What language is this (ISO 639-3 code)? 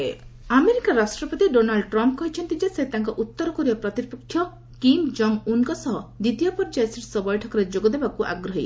ori